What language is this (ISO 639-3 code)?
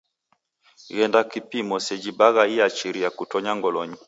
dav